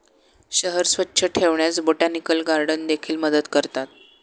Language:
Marathi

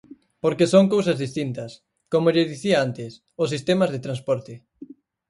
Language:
Galician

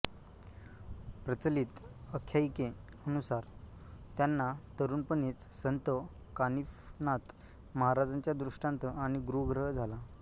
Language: Marathi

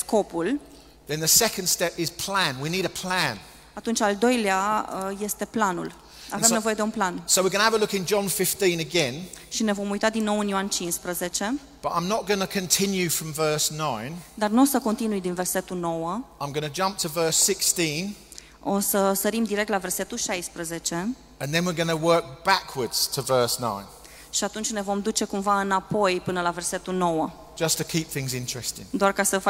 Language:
Romanian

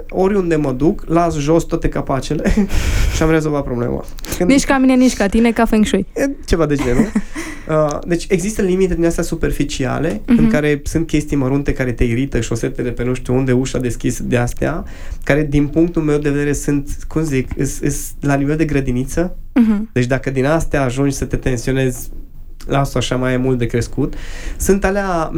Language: Romanian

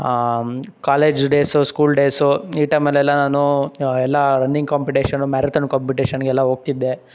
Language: Kannada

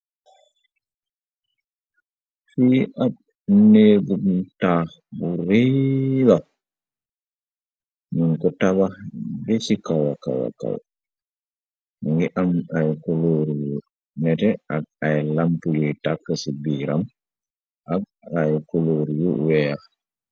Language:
Wolof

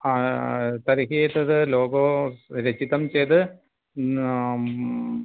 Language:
Sanskrit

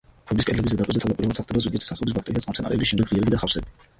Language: Georgian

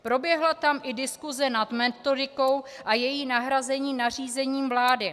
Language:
Czech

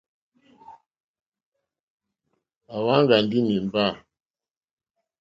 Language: Mokpwe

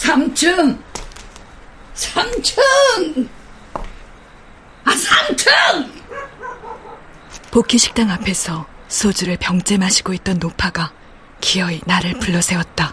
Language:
Korean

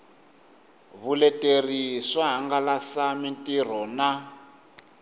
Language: Tsonga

